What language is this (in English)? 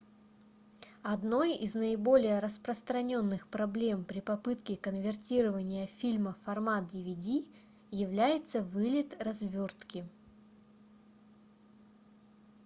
Russian